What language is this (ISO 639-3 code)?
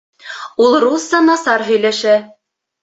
bak